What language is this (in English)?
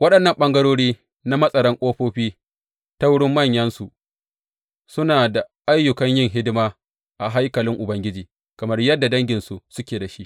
Hausa